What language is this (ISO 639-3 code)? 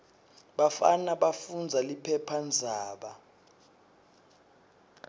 ssw